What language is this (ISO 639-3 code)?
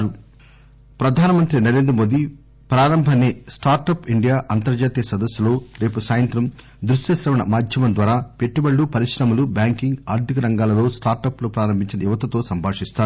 tel